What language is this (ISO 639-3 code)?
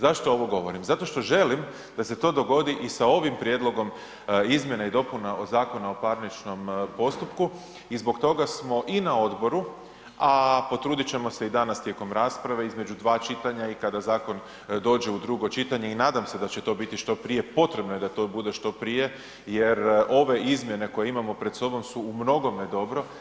hrv